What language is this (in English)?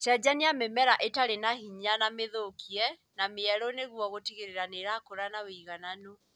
Kikuyu